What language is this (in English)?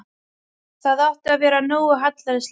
Icelandic